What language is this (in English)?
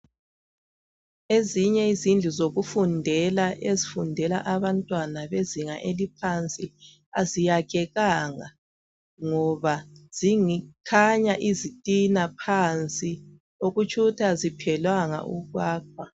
North Ndebele